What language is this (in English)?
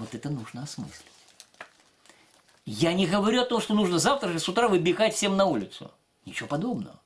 Russian